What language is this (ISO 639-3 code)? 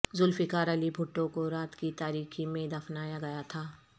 urd